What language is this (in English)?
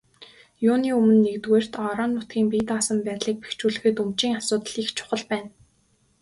Mongolian